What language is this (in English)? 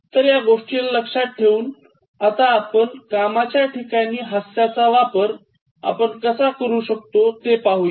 Marathi